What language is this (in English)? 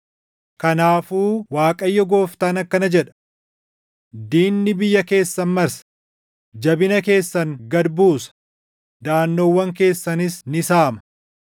Oromo